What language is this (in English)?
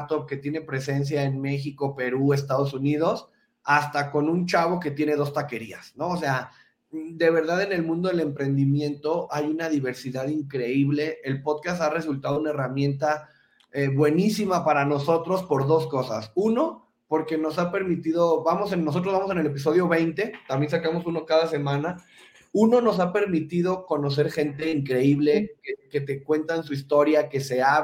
Spanish